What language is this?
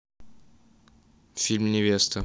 Russian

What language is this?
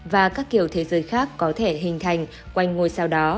Vietnamese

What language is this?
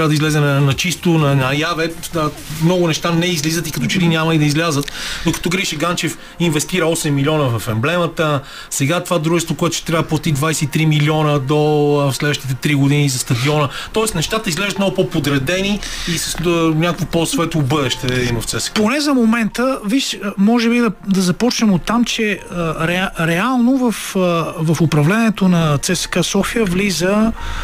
Bulgarian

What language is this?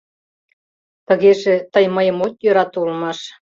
Mari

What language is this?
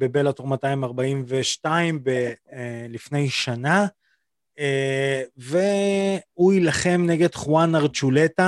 Hebrew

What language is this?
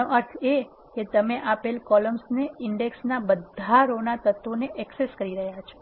Gujarati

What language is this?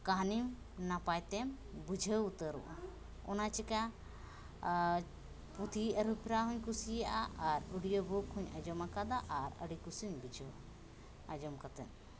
Santali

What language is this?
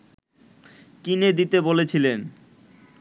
Bangla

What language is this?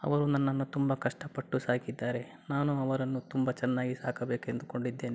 Kannada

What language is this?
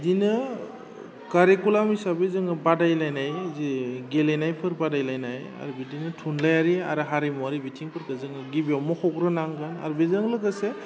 Bodo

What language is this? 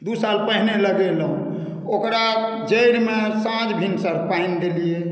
Maithili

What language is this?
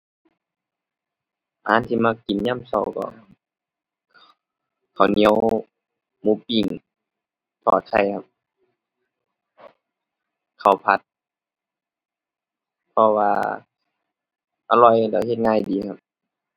Thai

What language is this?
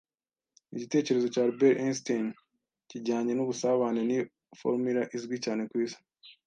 Kinyarwanda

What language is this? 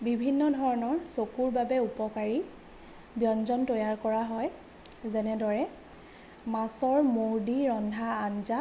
Assamese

